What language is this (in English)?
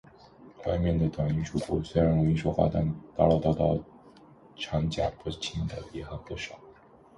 Chinese